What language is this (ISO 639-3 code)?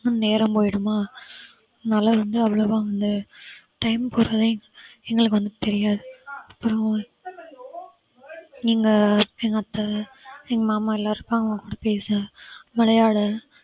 tam